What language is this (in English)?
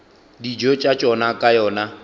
Northern Sotho